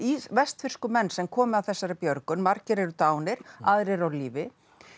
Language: Icelandic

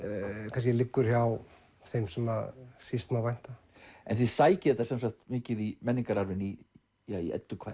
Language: Icelandic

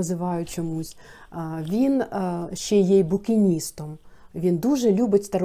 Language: Ukrainian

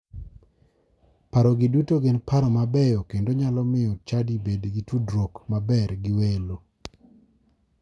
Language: Luo (Kenya and Tanzania)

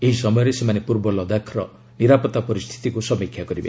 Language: Odia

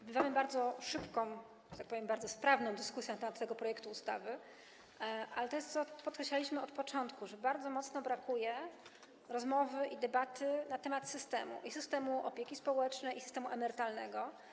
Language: Polish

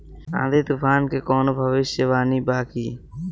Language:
Bhojpuri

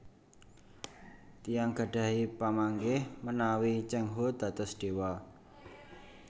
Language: Javanese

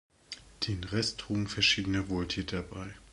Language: German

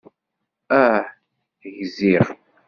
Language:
Kabyle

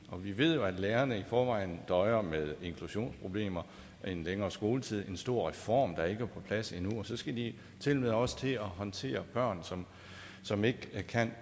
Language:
Danish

